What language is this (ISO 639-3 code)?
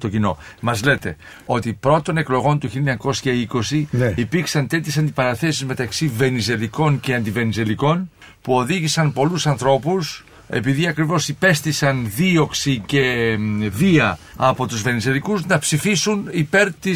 ell